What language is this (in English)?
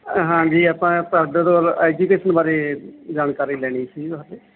Punjabi